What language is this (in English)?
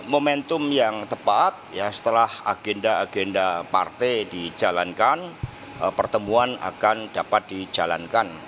Indonesian